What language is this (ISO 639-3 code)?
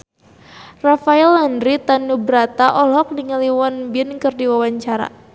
sun